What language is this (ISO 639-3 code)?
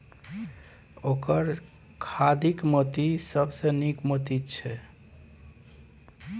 mai